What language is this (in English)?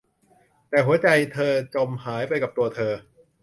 Thai